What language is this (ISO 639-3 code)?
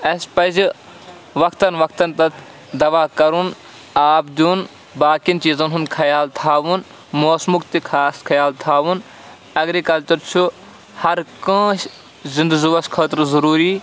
kas